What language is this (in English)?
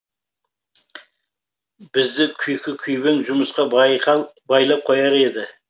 Kazakh